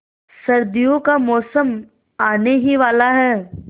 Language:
Hindi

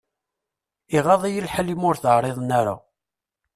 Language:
Kabyle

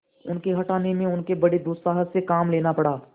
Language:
Hindi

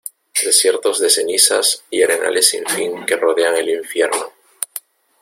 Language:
Spanish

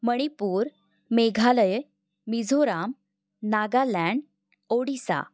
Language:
Marathi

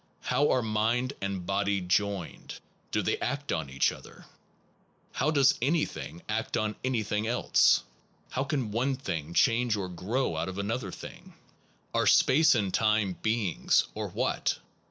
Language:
English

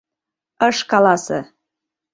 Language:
Mari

